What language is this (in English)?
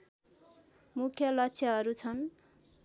Nepali